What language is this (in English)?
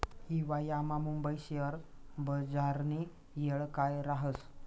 Marathi